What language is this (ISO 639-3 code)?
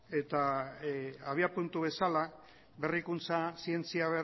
eus